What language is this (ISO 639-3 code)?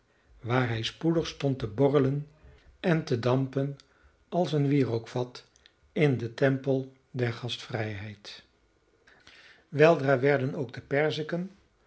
nld